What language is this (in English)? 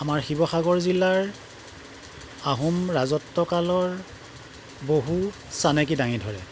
Assamese